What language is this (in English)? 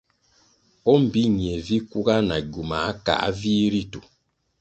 Kwasio